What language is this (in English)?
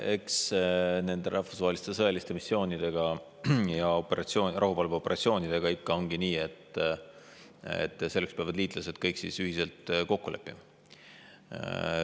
Estonian